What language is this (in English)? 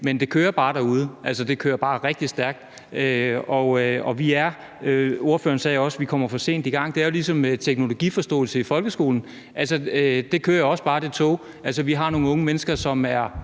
Danish